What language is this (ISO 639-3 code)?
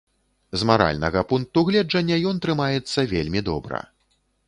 bel